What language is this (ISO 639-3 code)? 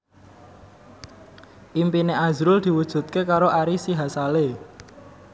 jav